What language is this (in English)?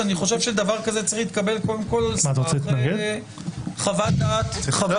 Hebrew